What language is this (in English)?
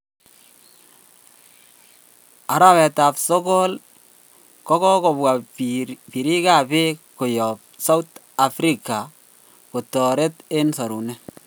Kalenjin